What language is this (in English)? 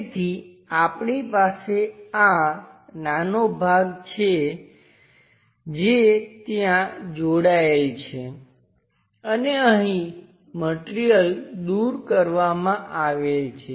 Gujarati